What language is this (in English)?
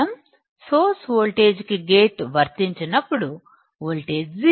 Telugu